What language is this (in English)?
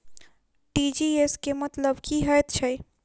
Maithili